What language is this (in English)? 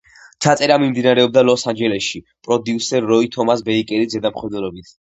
Georgian